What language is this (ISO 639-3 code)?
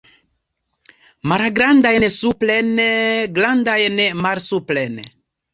epo